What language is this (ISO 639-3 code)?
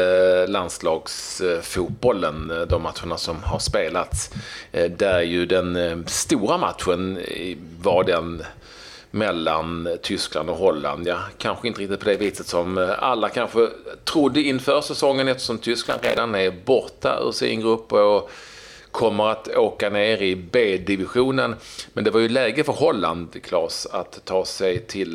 swe